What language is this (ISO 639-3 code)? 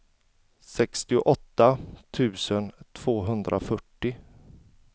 swe